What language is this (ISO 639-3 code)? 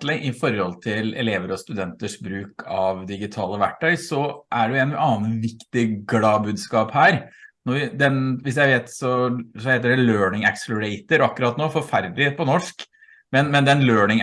nor